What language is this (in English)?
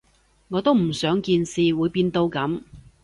Cantonese